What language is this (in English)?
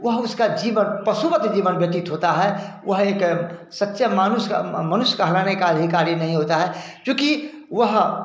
Hindi